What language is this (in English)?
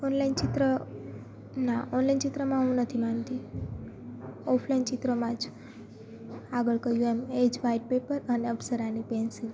Gujarati